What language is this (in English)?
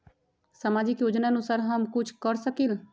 Magahi